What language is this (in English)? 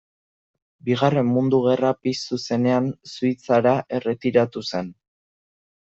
Basque